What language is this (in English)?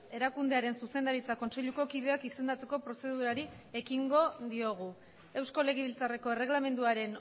Basque